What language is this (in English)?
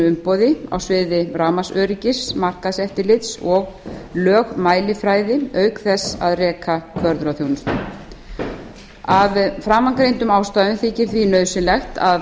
Icelandic